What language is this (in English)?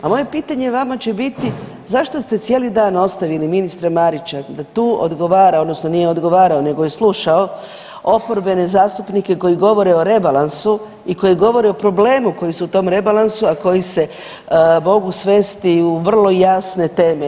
Croatian